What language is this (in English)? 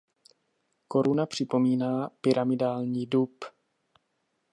Czech